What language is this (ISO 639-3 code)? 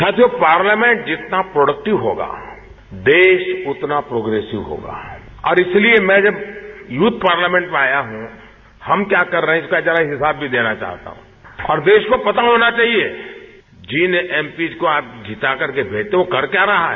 hin